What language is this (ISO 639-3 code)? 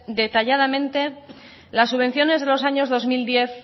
spa